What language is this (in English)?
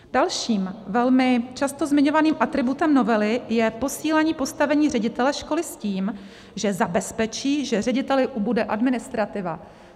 Czech